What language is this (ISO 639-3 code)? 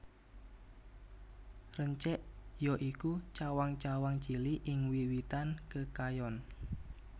jav